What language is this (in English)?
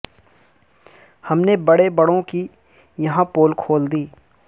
Urdu